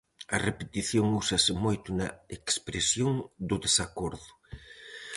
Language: Galician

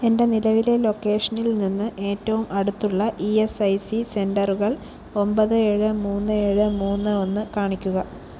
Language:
Malayalam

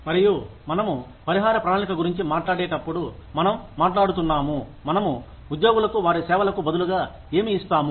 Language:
Telugu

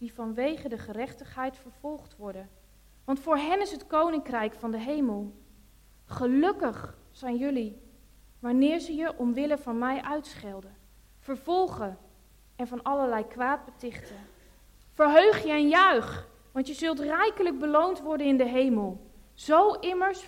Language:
Dutch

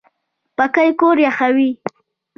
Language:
Pashto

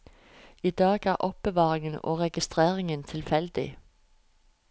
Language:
Norwegian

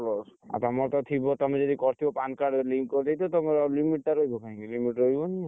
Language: Odia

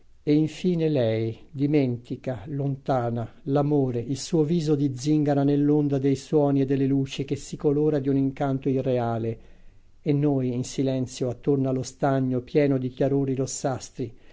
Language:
Italian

